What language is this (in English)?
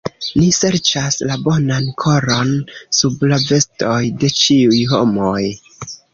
Esperanto